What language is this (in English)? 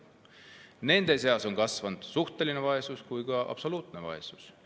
Estonian